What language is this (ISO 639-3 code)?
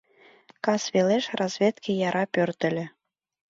chm